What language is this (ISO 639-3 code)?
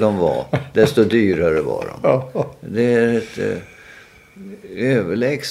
swe